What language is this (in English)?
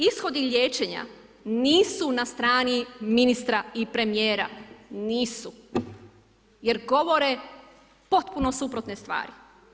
Croatian